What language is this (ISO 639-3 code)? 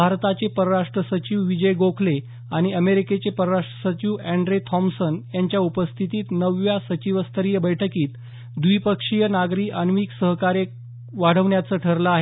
mar